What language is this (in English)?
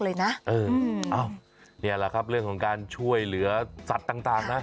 Thai